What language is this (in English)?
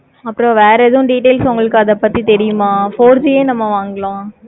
Tamil